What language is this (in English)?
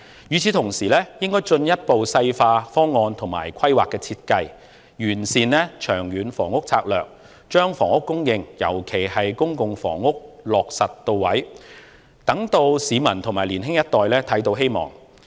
Cantonese